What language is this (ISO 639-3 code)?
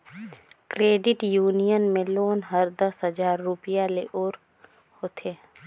hne